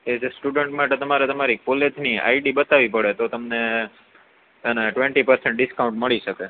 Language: Gujarati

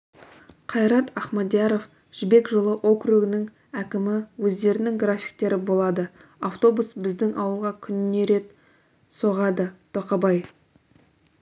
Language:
Kazakh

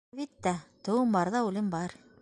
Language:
Bashkir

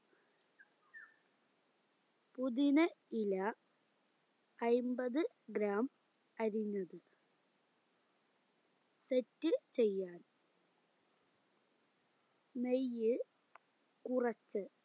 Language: Malayalam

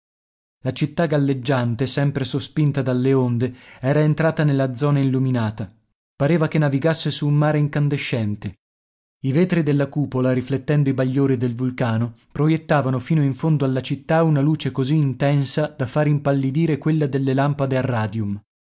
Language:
Italian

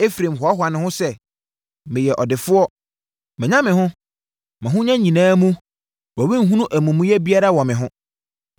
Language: Akan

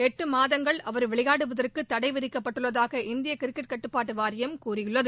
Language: Tamil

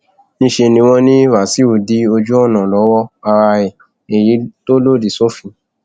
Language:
Yoruba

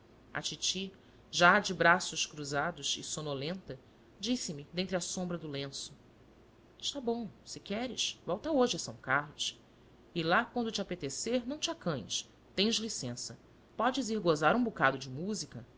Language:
Portuguese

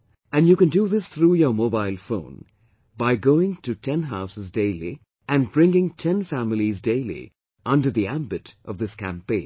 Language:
English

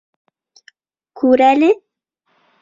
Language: Bashkir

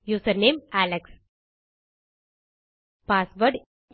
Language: Tamil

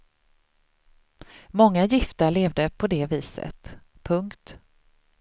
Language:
Swedish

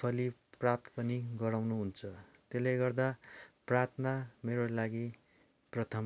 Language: Nepali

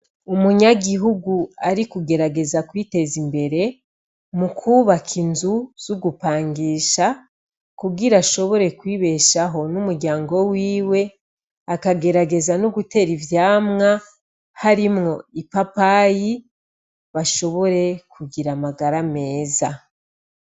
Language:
Rundi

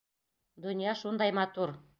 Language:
Bashkir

